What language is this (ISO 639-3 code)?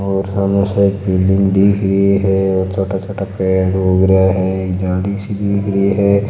mwr